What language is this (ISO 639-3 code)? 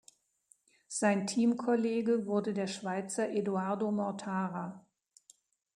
deu